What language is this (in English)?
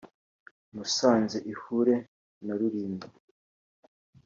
Kinyarwanda